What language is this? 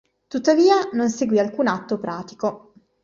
Italian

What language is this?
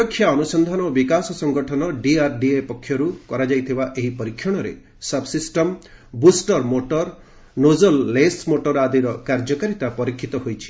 Odia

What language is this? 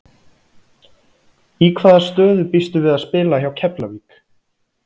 Icelandic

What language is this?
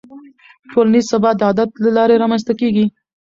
Pashto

